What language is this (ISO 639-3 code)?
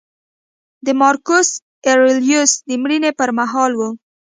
pus